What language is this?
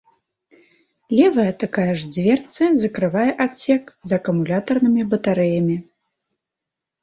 Belarusian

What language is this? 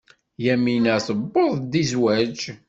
Kabyle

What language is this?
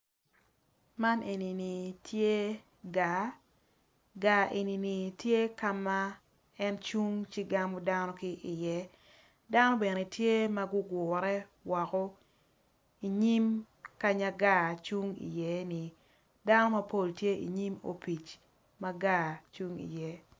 Acoli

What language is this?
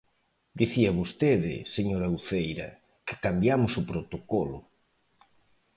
Galician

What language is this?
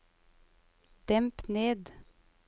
Norwegian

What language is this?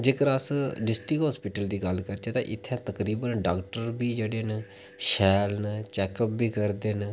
Dogri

